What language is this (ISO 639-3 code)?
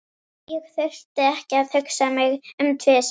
isl